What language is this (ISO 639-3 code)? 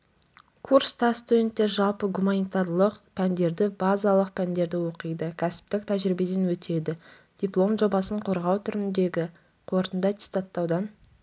kaz